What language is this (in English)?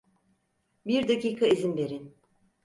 Turkish